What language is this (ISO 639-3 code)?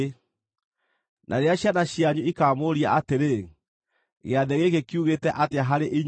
kik